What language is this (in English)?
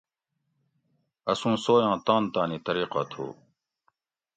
Gawri